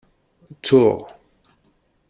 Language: Kabyle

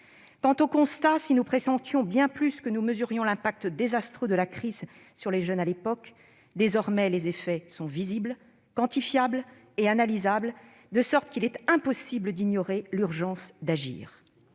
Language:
French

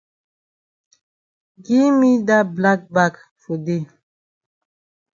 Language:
Cameroon Pidgin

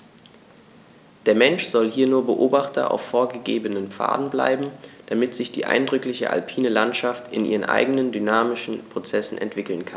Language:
German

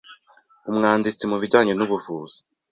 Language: Kinyarwanda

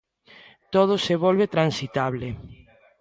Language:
Galician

